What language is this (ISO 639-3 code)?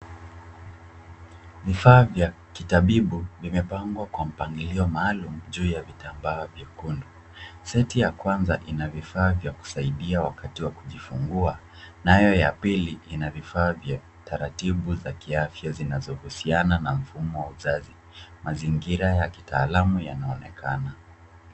swa